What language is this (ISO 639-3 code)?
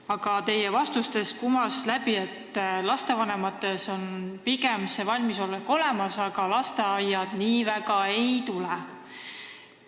est